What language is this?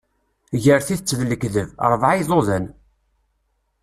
Kabyle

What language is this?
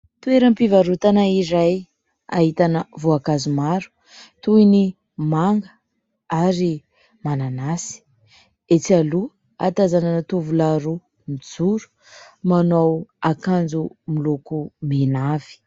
Malagasy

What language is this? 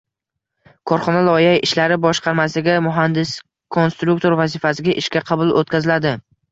Uzbek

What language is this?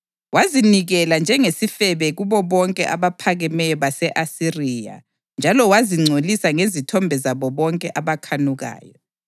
North Ndebele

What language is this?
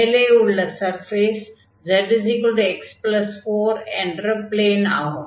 Tamil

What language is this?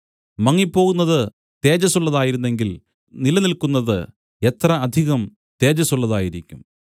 Malayalam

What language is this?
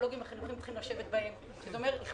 Hebrew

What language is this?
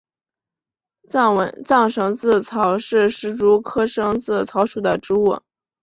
Chinese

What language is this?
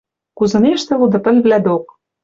Western Mari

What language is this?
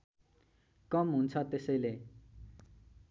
Nepali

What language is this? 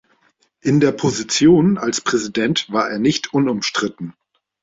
German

